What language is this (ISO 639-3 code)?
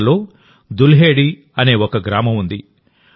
tel